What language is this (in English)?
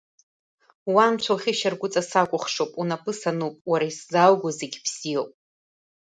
Abkhazian